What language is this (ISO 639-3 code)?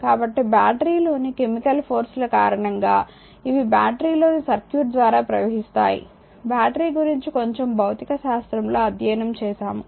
tel